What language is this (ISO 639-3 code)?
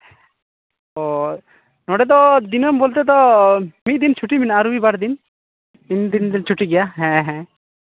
sat